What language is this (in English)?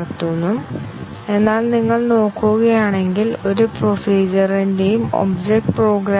Malayalam